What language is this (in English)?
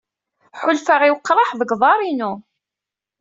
Kabyle